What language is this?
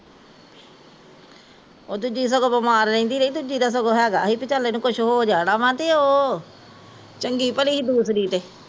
Punjabi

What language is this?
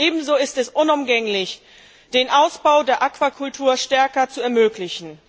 German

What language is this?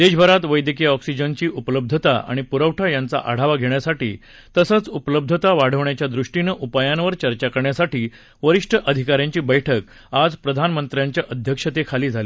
Marathi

